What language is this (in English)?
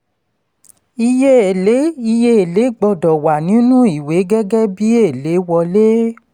Yoruba